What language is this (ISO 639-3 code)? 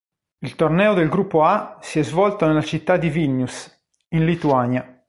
ita